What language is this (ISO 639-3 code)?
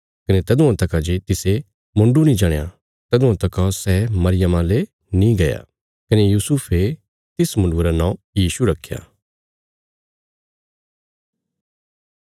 kfs